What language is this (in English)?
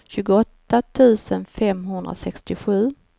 Swedish